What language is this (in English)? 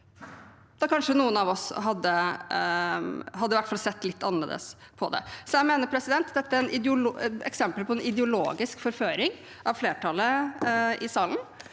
Norwegian